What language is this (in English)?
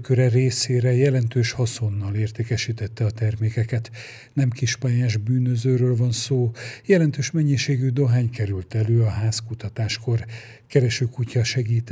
Hungarian